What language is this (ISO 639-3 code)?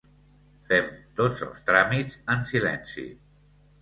cat